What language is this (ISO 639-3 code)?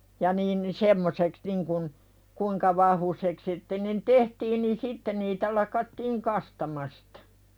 fin